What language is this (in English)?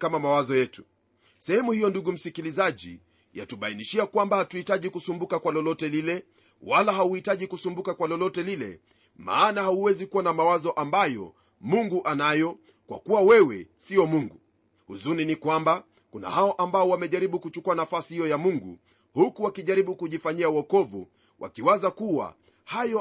Swahili